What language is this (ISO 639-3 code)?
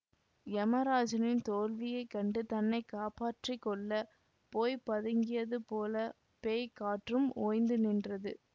tam